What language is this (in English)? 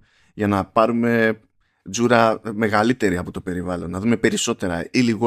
Greek